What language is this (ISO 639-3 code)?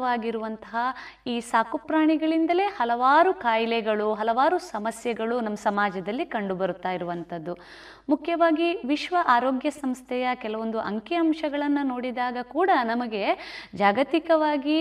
kan